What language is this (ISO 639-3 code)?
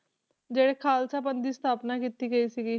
pan